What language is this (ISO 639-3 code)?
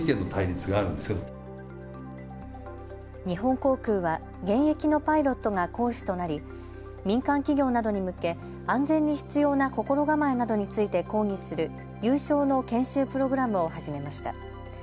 jpn